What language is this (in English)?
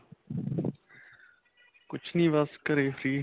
Punjabi